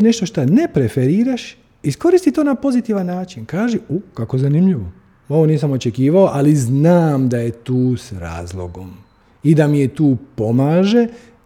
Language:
Croatian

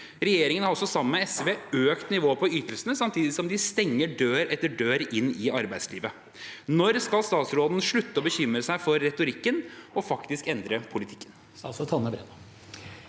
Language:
Norwegian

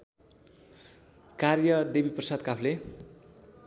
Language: Nepali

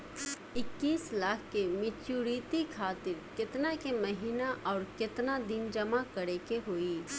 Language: Bhojpuri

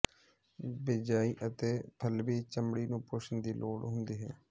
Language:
Punjabi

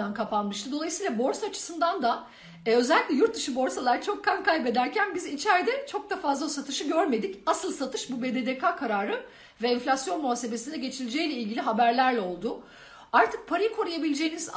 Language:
Turkish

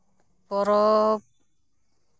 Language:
Santali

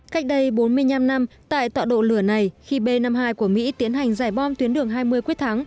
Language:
Vietnamese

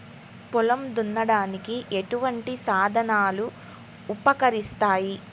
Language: Telugu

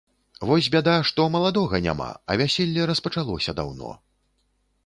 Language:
Belarusian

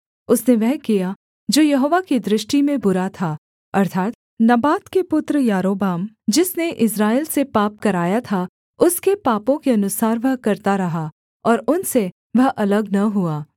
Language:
Hindi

